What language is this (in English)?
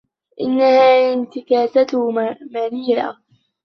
Arabic